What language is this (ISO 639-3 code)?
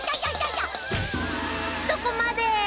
jpn